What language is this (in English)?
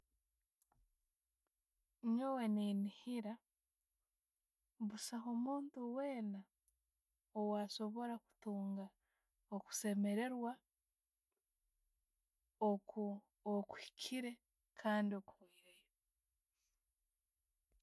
Tooro